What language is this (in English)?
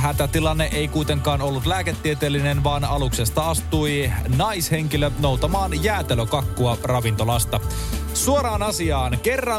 Finnish